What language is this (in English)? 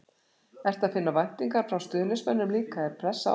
Icelandic